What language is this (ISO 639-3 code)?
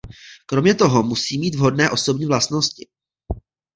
ces